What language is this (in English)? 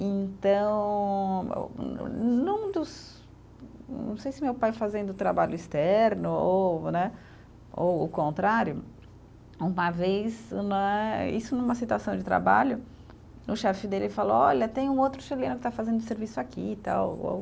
Portuguese